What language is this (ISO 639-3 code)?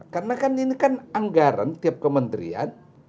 ind